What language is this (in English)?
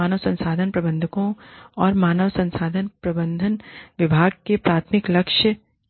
Hindi